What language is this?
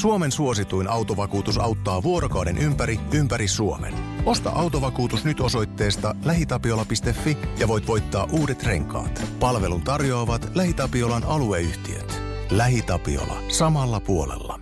Finnish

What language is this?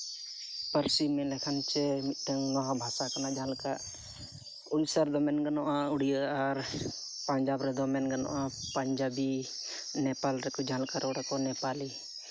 Santali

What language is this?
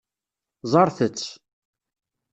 Kabyle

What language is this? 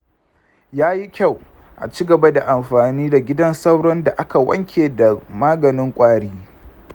Hausa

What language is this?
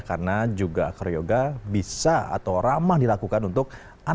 Indonesian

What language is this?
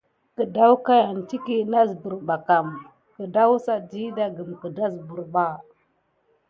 Gidar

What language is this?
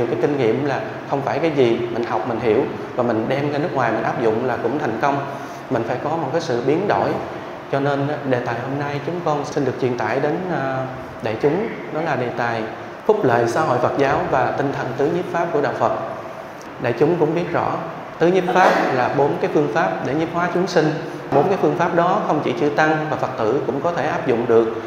Vietnamese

